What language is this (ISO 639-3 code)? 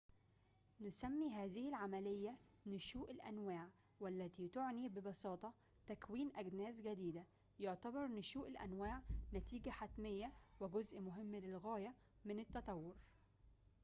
ara